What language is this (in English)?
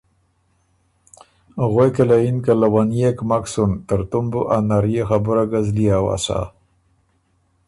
Ormuri